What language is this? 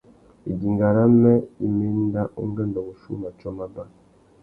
Tuki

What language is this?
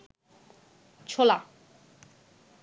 Bangla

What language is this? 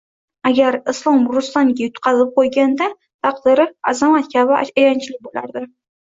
Uzbek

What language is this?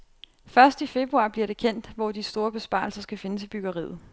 Danish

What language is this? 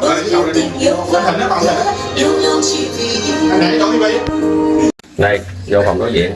Vietnamese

